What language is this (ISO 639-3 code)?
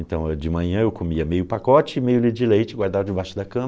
por